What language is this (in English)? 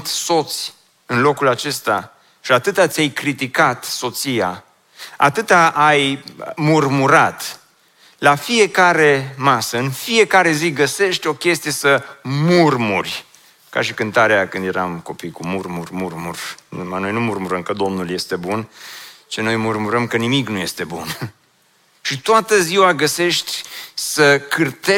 Romanian